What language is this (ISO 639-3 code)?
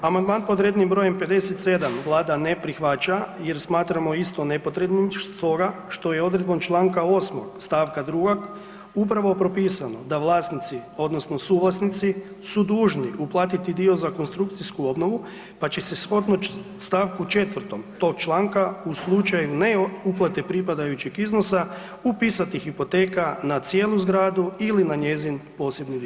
hrv